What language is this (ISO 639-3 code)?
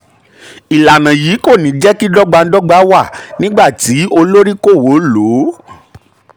yor